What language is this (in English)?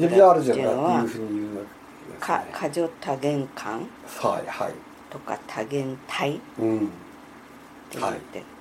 Japanese